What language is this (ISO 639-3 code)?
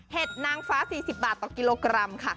tha